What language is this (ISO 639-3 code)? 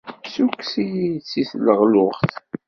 kab